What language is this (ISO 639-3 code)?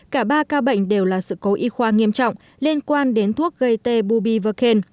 vie